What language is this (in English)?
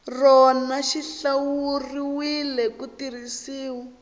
Tsonga